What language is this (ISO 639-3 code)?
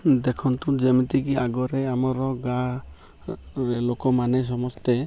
ori